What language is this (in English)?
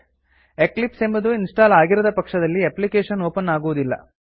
Kannada